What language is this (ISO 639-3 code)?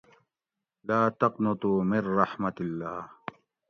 gwc